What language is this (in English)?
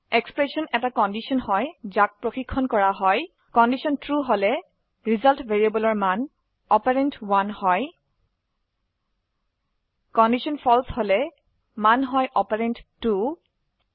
Assamese